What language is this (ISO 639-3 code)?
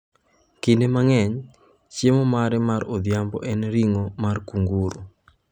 luo